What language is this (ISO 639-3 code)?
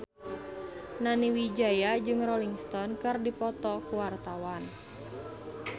sun